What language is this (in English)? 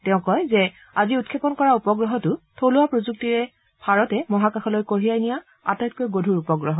Assamese